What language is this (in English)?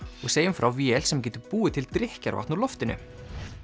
Icelandic